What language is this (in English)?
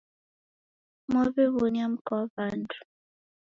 Taita